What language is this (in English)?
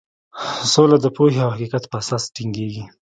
Pashto